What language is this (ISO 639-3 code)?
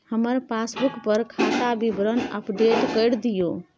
mai